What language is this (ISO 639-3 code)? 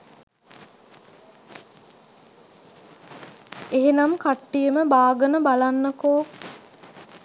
sin